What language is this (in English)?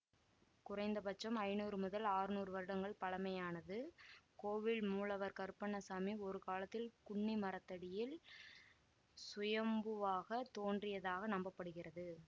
Tamil